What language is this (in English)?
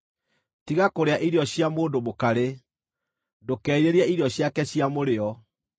Kikuyu